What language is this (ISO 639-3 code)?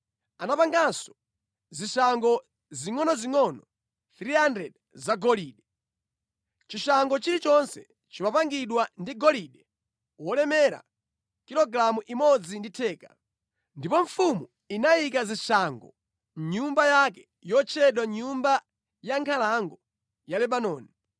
nya